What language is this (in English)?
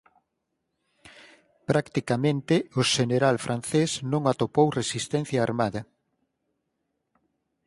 Galician